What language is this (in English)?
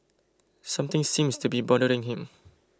English